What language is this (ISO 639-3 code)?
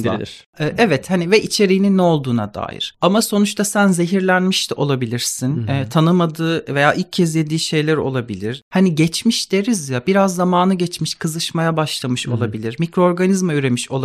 tur